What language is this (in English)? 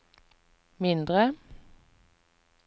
Norwegian